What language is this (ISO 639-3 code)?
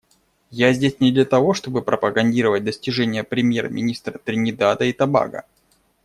rus